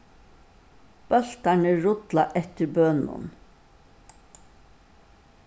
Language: Faroese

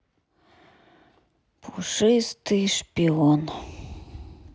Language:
Russian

